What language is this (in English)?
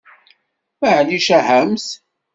Kabyle